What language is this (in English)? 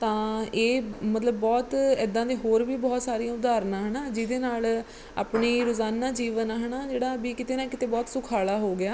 Punjabi